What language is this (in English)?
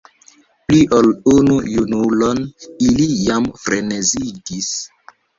Esperanto